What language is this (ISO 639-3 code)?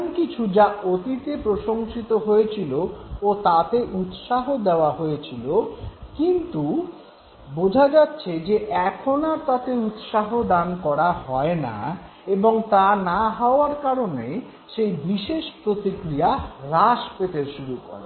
ben